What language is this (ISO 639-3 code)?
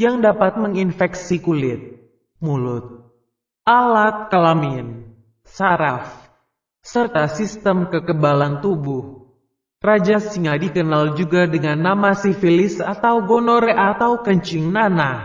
ind